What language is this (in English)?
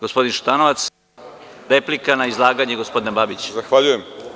Serbian